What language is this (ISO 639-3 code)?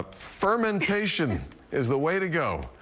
eng